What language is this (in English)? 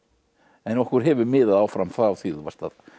Icelandic